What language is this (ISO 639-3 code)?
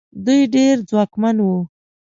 pus